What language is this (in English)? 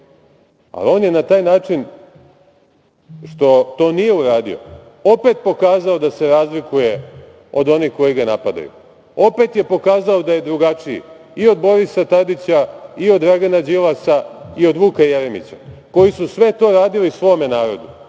Serbian